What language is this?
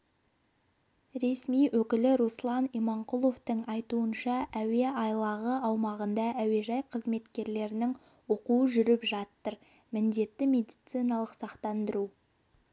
Kazakh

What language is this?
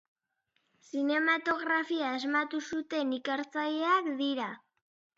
Basque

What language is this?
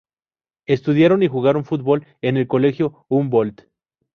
Spanish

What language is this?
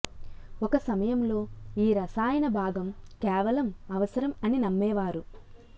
Telugu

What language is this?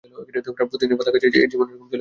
Bangla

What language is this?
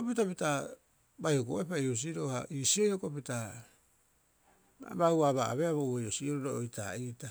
Rapoisi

